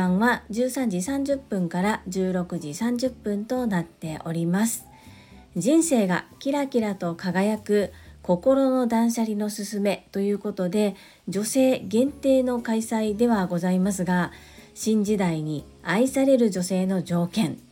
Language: Japanese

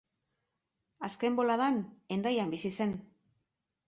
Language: Basque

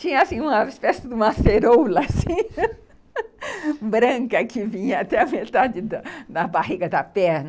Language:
Portuguese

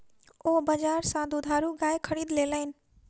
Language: Maithili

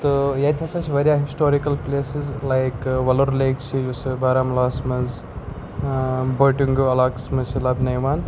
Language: Kashmiri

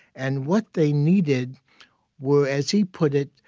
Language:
English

